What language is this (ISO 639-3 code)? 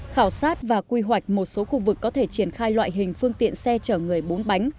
vie